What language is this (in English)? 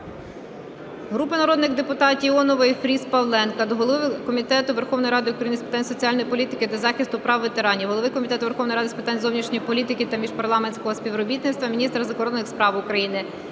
Ukrainian